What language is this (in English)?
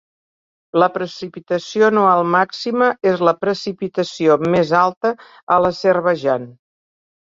Catalan